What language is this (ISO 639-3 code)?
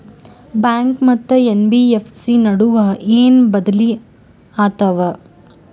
kan